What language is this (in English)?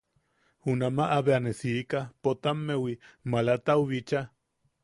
Yaqui